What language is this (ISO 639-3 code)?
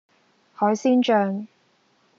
yue